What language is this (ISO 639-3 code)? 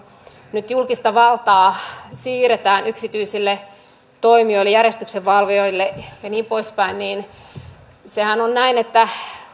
fin